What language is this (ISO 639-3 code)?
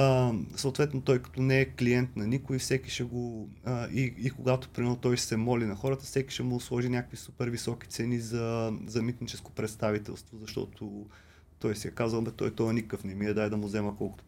bul